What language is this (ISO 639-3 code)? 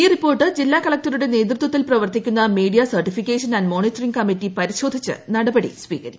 mal